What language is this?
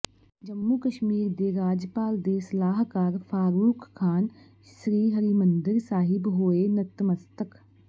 Punjabi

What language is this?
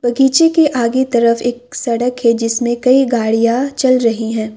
Hindi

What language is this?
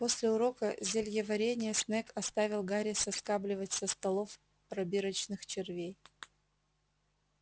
Russian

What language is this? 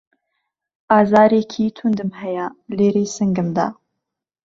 Central Kurdish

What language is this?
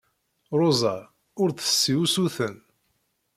Kabyle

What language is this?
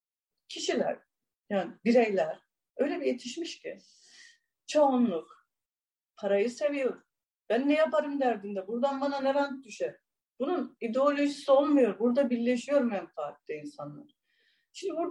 Turkish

